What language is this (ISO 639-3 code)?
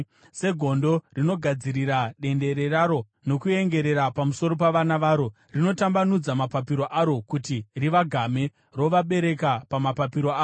sna